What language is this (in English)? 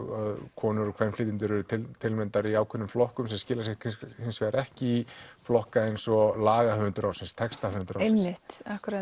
Icelandic